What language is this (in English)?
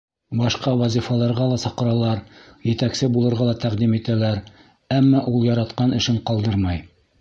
Bashkir